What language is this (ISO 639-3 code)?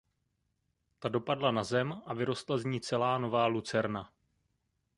ces